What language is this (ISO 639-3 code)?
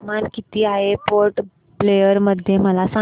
mar